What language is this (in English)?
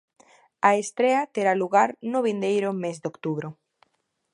Galician